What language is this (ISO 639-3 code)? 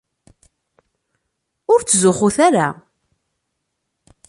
kab